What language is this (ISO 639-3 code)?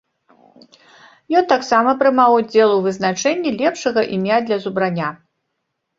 bel